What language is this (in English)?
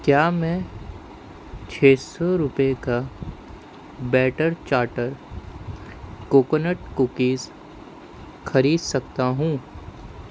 Urdu